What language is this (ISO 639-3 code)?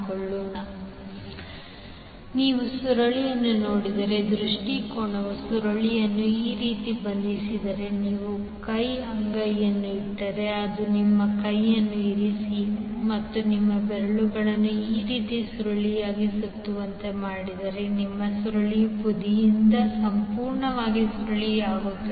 kan